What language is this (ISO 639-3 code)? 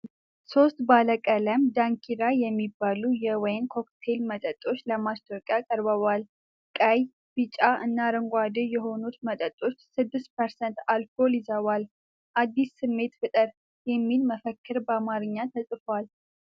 amh